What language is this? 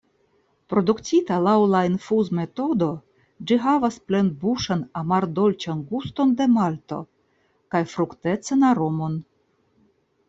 Esperanto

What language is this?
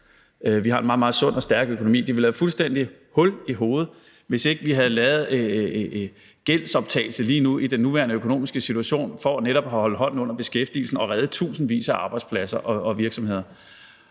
Danish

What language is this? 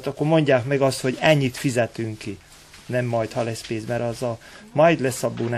Hungarian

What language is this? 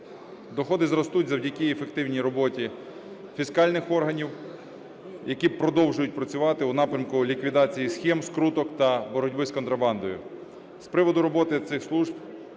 Ukrainian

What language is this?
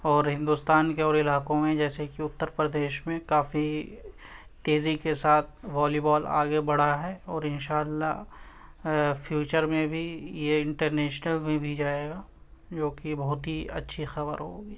Urdu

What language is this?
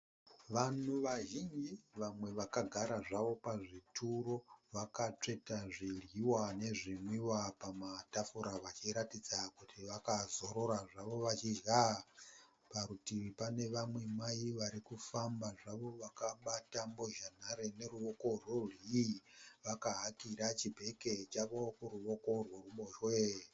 Shona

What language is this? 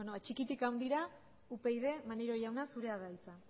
Basque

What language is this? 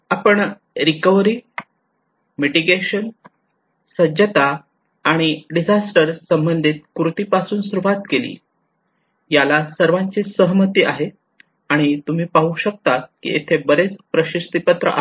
Marathi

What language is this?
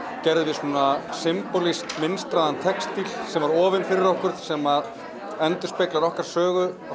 Icelandic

